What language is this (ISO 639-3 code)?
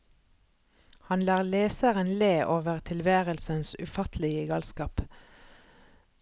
nor